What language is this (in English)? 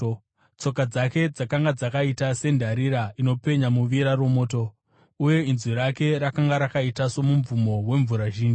Shona